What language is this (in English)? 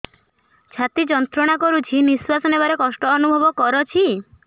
Odia